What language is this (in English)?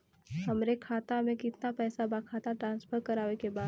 Bhojpuri